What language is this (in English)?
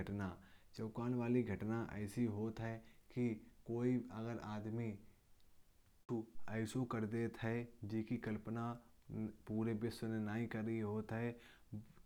Kanauji